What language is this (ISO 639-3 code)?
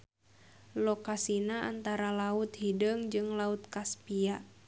sun